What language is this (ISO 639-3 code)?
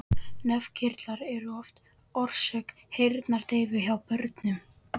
isl